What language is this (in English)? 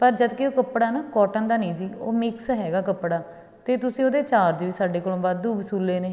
Punjabi